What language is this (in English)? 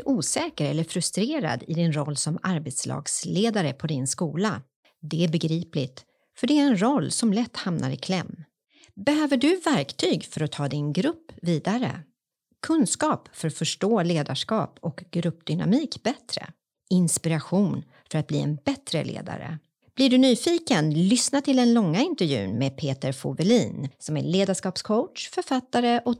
Swedish